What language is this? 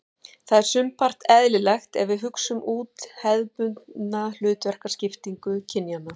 Icelandic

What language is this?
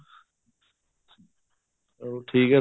Punjabi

